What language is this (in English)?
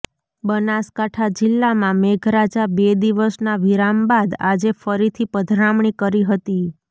Gujarati